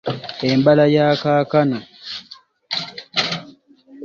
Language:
Ganda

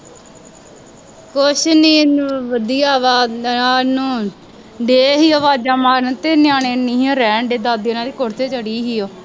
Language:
Punjabi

